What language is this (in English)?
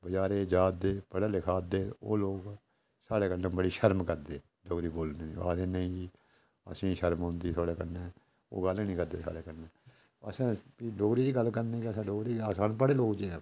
Dogri